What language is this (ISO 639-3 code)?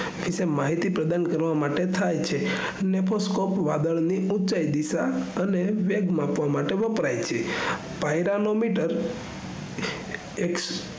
guj